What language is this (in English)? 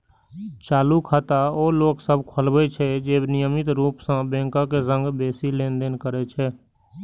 Maithili